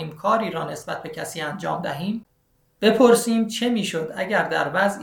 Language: Persian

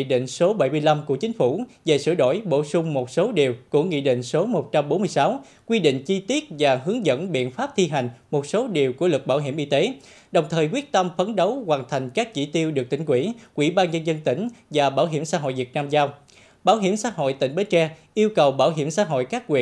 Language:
Vietnamese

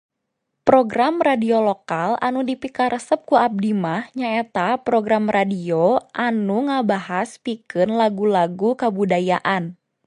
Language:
Sundanese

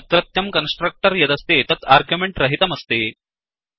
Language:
Sanskrit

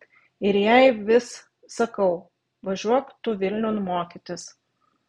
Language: Lithuanian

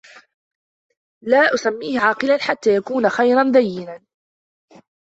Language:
Arabic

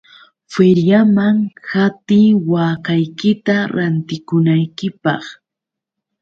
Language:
Yauyos Quechua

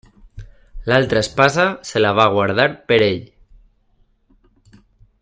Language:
Catalan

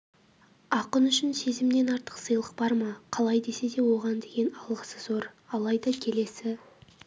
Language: Kazakh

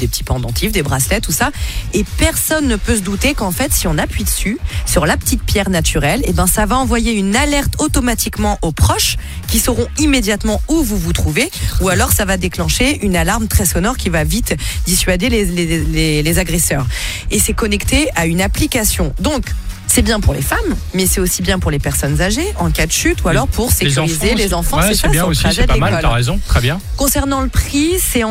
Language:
French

